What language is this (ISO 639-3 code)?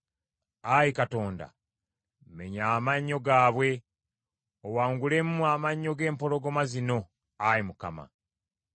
lug